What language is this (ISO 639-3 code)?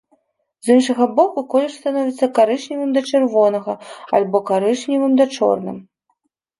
bel